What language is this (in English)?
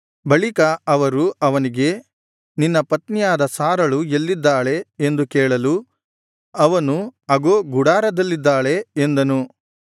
Kannada